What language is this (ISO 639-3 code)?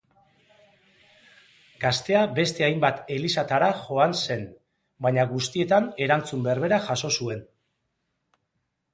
eus